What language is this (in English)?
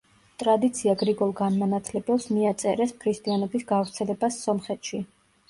Georgian